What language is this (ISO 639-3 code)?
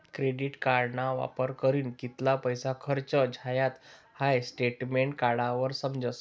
mar